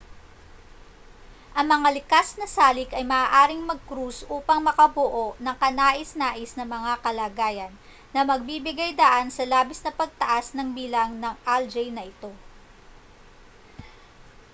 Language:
Filipino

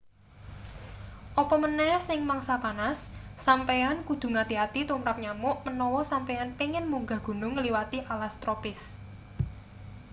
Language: Javanese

